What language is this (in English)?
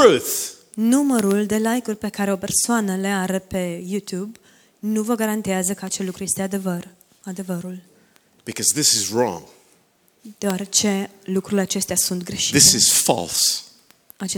Romanian